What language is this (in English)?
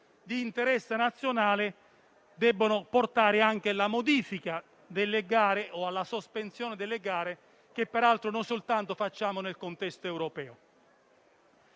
Italian